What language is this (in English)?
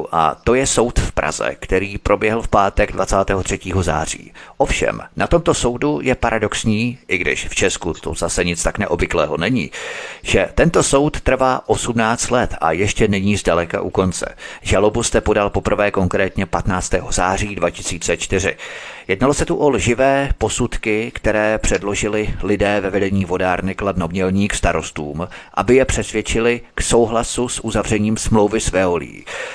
Czech